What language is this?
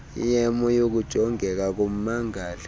Xhosa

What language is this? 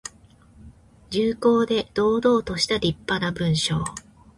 Japanese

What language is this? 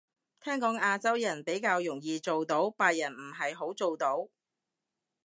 Cantonese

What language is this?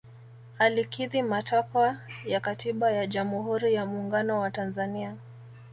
Swahili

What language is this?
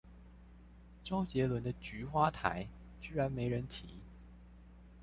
Chinese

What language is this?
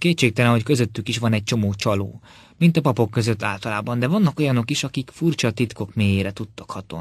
Hungarian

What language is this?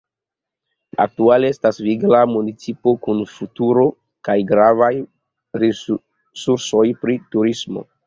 Esperanto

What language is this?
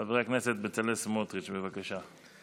Hebrew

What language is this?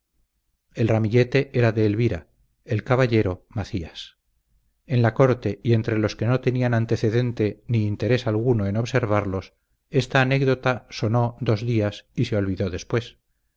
Spanish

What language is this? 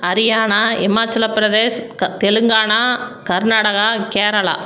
Tamil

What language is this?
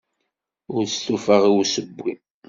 Kabyle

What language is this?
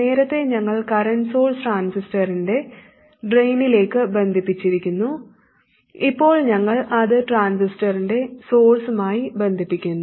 Malayalam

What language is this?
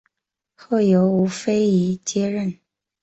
Chinese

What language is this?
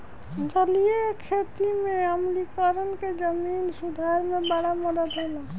Bhojpuri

